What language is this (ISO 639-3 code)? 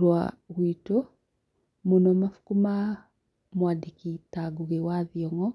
kik